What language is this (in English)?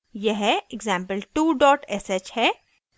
Hindi